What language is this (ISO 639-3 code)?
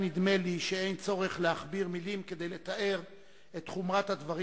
heb